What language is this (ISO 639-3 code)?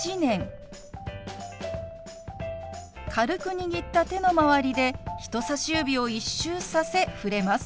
jpn